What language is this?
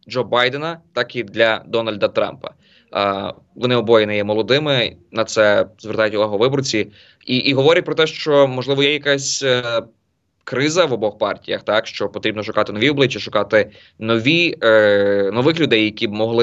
Ukrainian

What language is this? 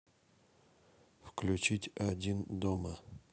Russian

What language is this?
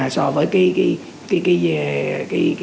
Vietnamese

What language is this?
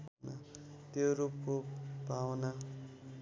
Nepali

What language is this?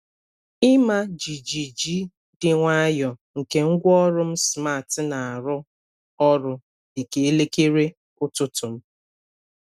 Igbo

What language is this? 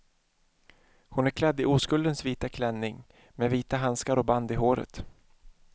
Swedish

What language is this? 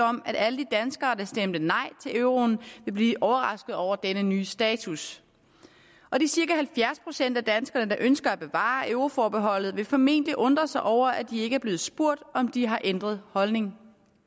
Danish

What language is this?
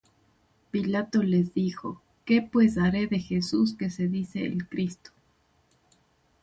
Spanish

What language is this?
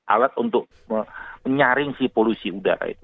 Indonesian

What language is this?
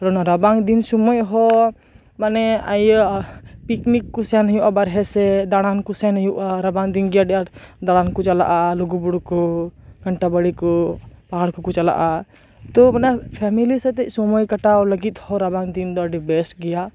Santali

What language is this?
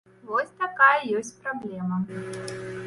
Belarusian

